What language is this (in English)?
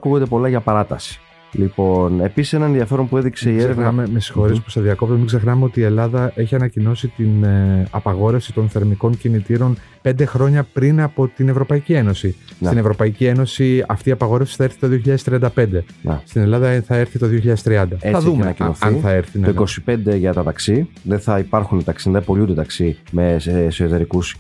Greek